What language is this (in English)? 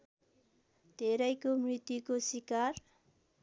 Nepali